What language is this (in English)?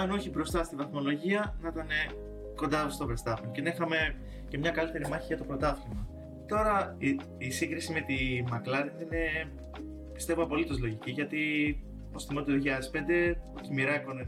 Greek